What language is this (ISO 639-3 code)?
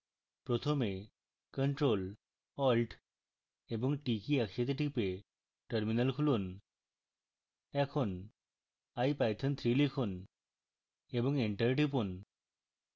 ben